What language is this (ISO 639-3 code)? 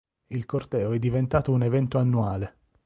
ita